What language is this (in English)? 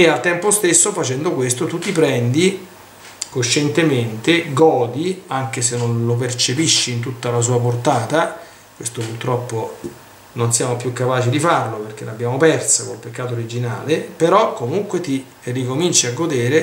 Italian